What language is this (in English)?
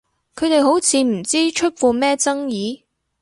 Cantonese